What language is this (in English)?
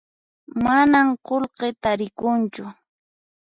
Puno Quechua